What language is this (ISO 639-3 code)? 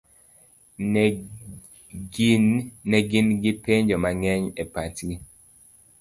luo